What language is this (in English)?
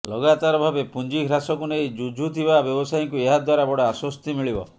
Odia